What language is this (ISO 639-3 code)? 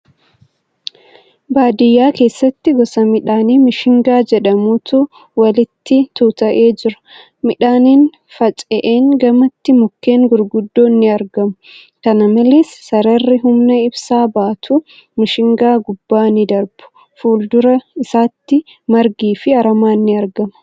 orm